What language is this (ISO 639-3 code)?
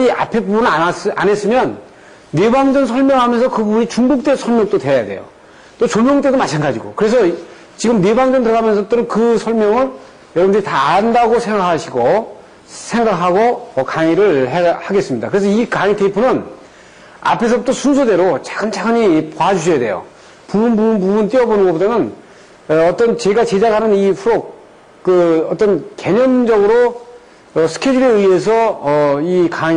kor